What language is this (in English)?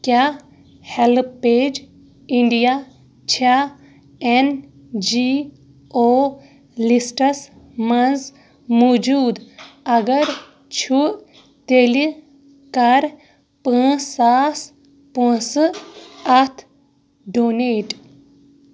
Kashmiri